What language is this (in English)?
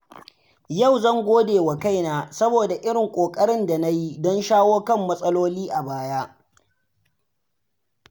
Hausa